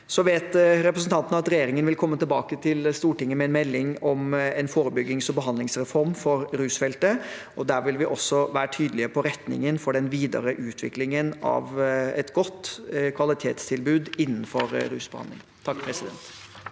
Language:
Norwegian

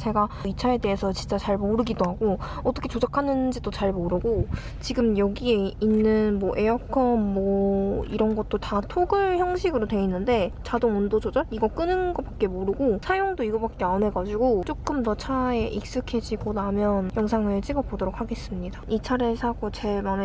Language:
Korean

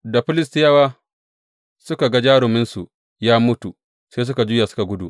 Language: Hausa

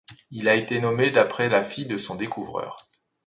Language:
French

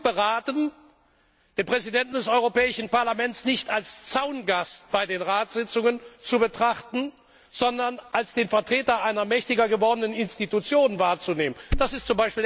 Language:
German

